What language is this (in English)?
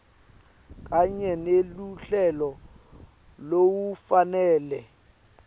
Swati